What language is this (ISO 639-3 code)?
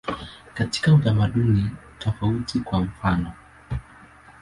swa